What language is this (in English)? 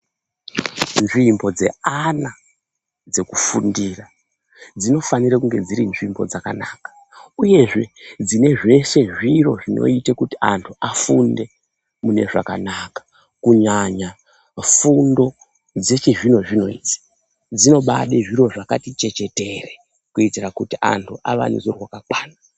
Ndau